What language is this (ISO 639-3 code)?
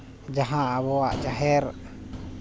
sat